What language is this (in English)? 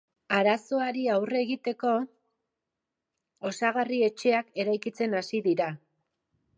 Basque